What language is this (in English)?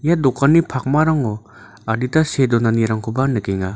Garo